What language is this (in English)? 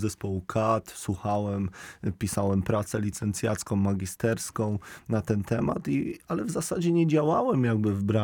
Polish